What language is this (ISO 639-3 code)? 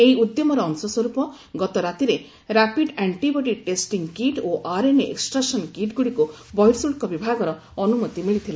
ori